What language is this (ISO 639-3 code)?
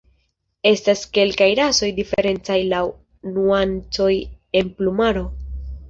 epo